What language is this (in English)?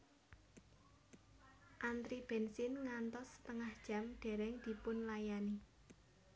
Javanese